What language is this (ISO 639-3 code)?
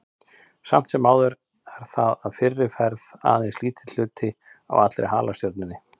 isl